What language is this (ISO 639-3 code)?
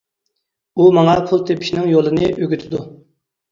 uig